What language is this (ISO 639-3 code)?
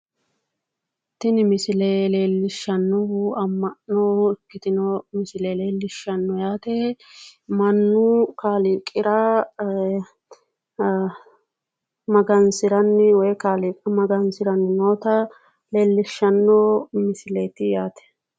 sid